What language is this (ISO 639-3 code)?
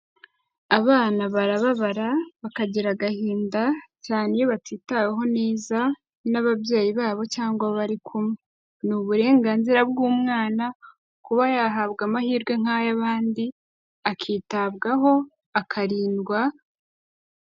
kin